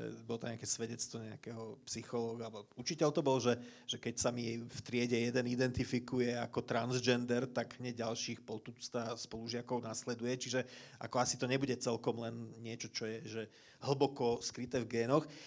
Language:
Slovak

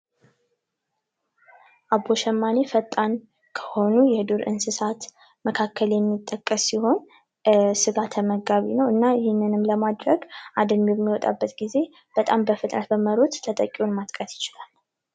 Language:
Amharic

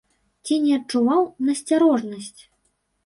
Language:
Belarusian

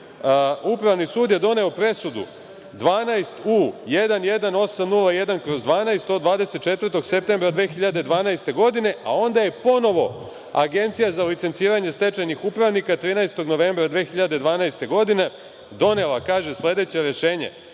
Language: Serbian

